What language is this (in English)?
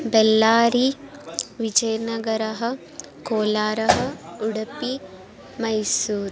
Sanskrit